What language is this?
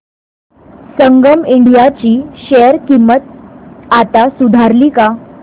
Marathi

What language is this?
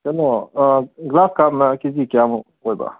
Manipuri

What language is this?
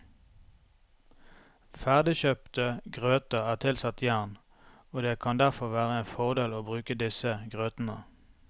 Norwegian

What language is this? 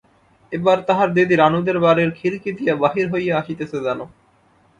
Bangla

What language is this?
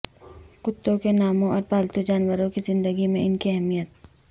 Urdu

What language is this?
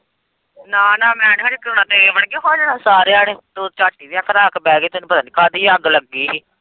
Punjabi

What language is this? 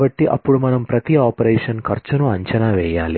Telugu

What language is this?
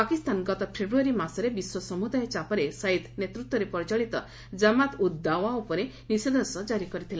Odia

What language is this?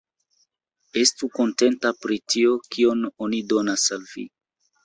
Esperanto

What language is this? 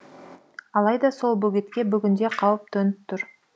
Kazakh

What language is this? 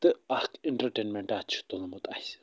Kashmiri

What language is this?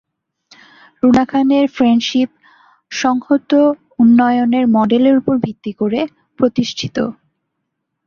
Bangla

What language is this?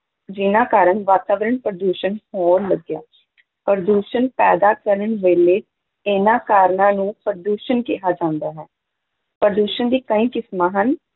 Punjabi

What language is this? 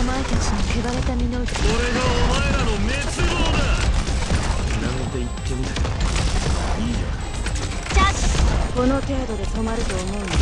Japanese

